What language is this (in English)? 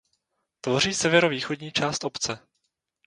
Czech